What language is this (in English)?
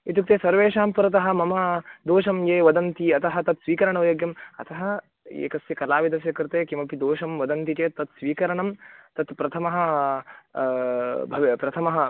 Sanskrit